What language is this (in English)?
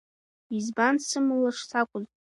Abkhazian